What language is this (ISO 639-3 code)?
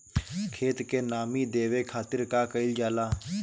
bho